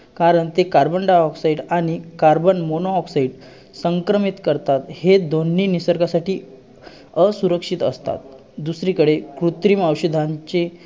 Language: Marathi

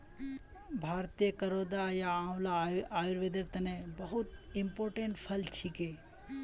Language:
Magahi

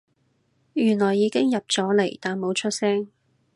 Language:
Cantonese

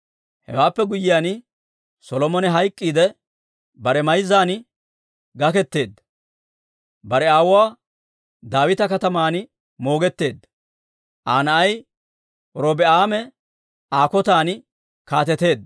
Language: Dawro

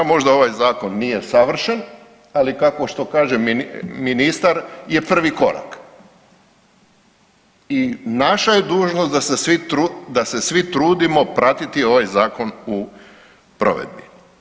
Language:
Croatian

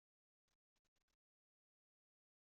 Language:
Kabyle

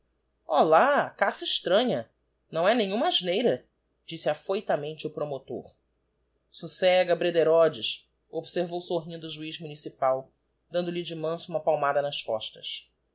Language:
Portuguese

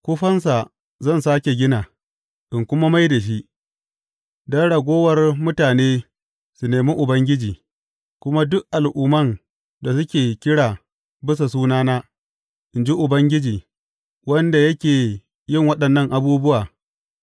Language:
Hausa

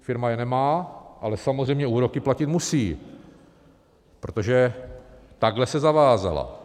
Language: Czech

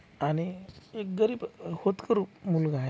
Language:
Marathi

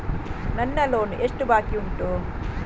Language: Kannada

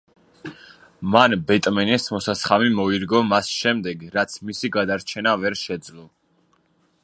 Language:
Georgian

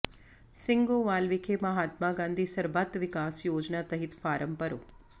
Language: Punjabi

